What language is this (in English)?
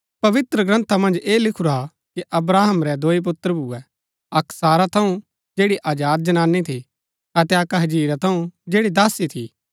Gaddi